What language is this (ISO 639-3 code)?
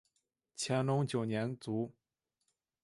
zho